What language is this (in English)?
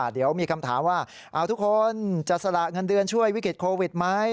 Thai